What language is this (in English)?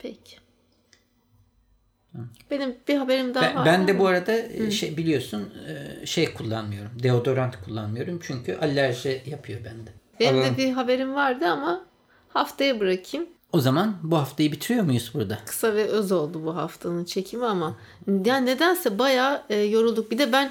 Turkish